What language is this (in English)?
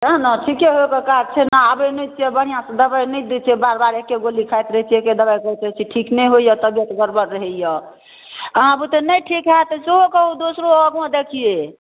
Maithili